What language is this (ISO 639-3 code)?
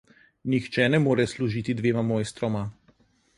slv